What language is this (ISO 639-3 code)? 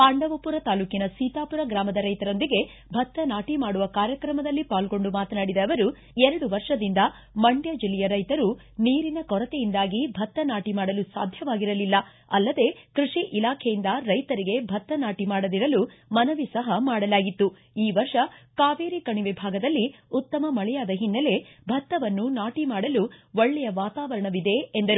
kan